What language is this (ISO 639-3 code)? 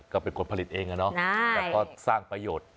tha